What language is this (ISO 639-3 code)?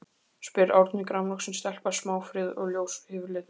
isl